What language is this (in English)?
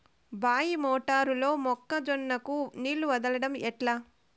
Telugu